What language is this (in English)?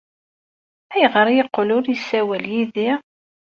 Kabyle